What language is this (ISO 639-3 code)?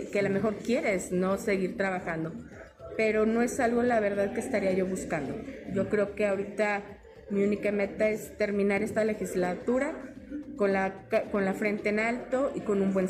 spa